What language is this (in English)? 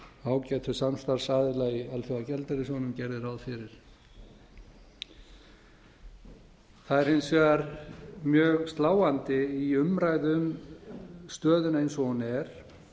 Icelandic